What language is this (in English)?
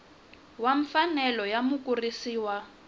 Tsonga